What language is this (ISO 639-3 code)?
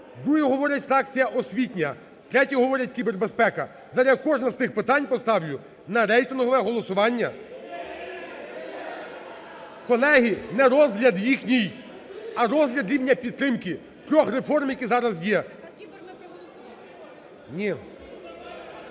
ukr